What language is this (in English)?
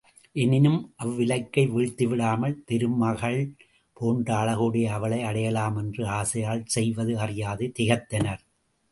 Tamil